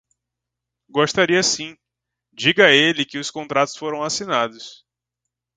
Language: Portuguese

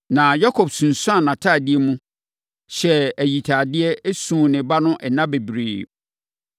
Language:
Akan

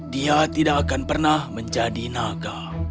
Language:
Indonesian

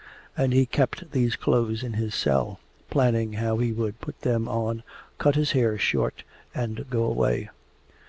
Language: English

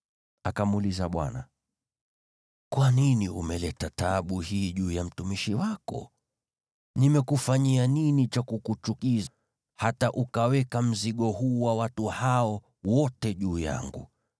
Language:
Swahili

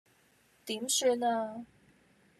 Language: Cantonese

